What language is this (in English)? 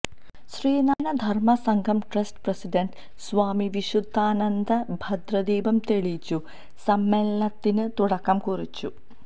Malayalam